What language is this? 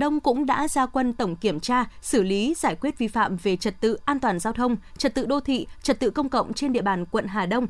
Vietnamese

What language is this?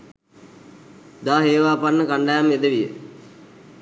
Sinhala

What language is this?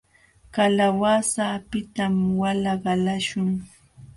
Jauja Wanca Quechua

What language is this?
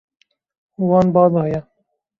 Kurdish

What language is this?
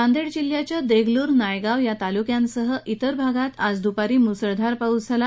Marathi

